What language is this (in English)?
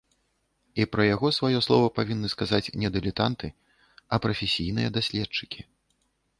Belarusian